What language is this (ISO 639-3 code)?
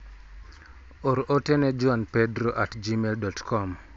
luo